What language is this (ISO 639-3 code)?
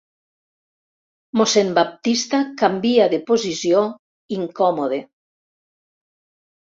cat